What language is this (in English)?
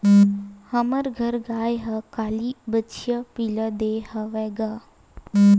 Chhattisgarhi